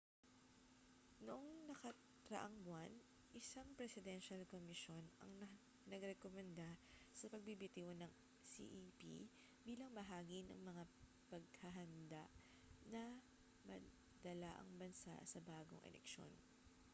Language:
Filipino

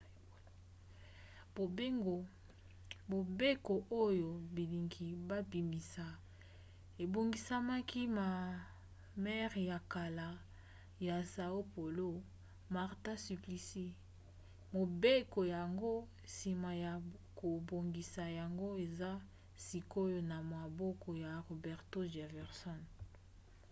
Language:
Lingala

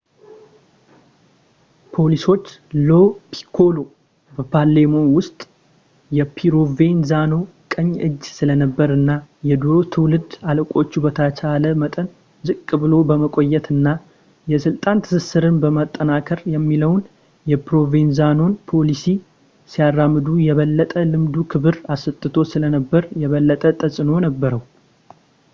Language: Amharic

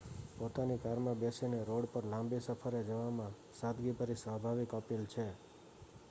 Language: Gujarati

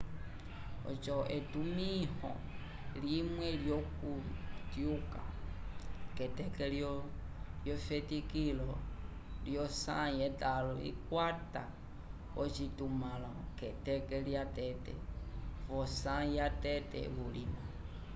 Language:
Umbundu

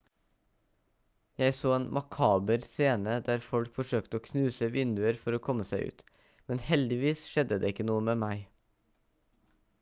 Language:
Norwegian Bokmål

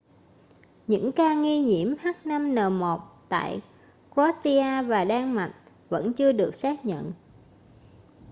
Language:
Vietnamese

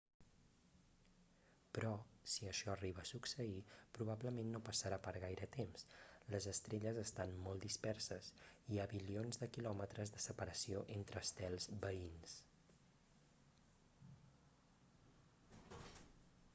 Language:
Catalan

